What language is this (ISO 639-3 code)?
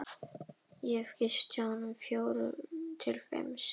isl